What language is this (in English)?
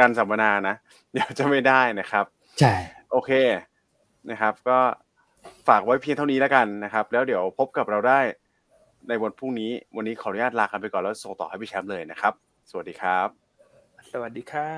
Thai